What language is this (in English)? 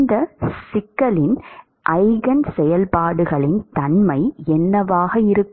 Tamil